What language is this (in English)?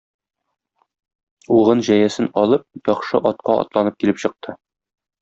Tatar